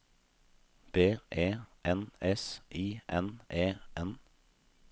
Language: Norwegian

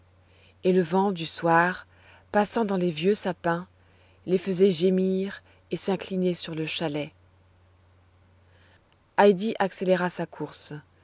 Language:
French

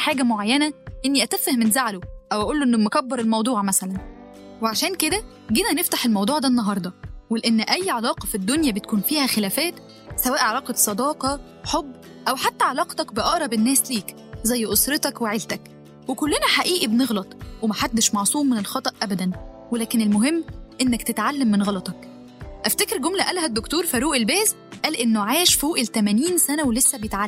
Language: Arabic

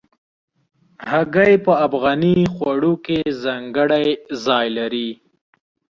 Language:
Pashto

